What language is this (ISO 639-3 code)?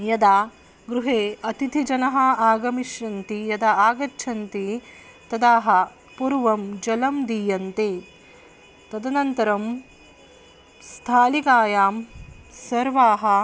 san